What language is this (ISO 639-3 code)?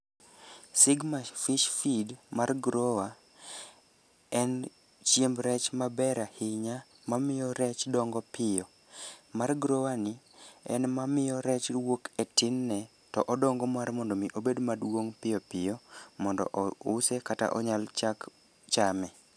luo